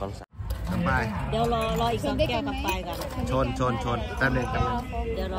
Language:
Thai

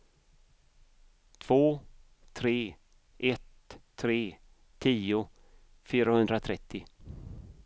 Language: Swedish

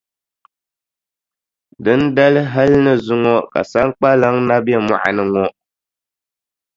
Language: Dagbani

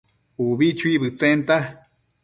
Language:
Matsés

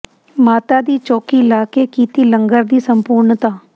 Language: Punjabi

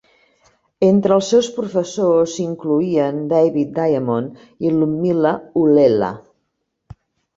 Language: Catalan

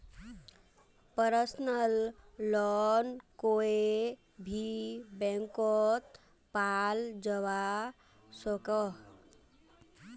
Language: Magahi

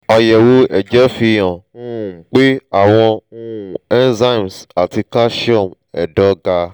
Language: Yoruba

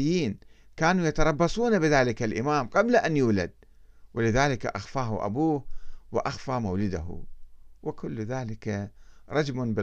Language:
Arabic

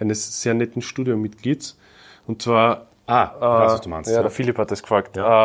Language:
German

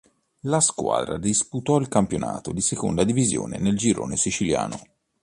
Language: Italian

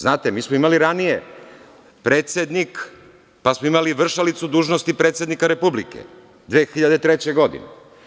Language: Serbian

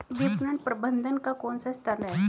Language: Hindi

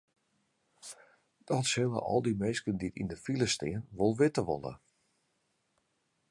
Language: Western Frisian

